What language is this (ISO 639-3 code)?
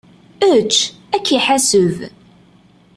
kab